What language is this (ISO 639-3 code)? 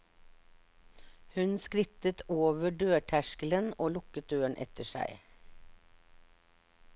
nor